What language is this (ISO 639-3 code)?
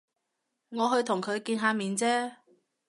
yue